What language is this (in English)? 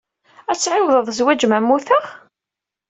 Kabyle